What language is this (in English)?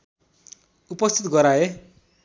Nepali